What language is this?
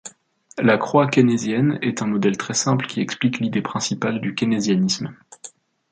French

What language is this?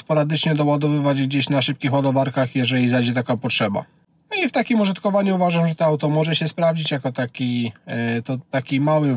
Polish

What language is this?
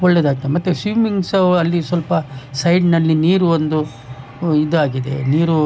Kannada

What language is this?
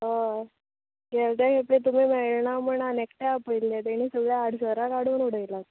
Konkani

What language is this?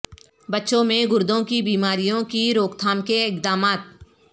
Urdu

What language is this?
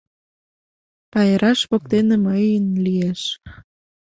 Mari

